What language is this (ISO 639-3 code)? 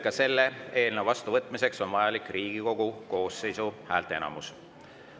est